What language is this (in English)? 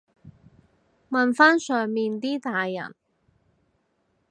Cantonese